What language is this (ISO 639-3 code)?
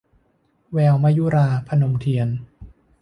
tha